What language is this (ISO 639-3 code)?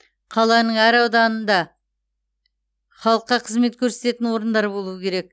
kaz